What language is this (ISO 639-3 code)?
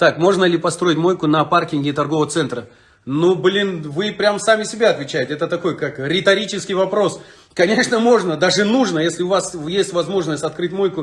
rus